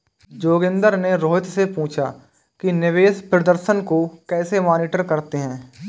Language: Hindi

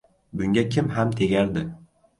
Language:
Uzbek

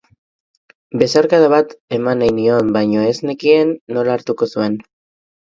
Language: Basque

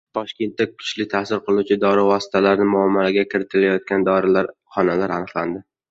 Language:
Uzbek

